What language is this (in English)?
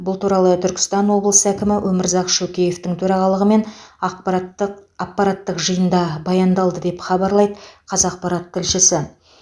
Kazakh